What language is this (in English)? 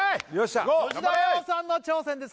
Japanese